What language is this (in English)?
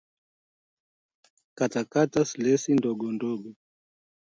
Swahili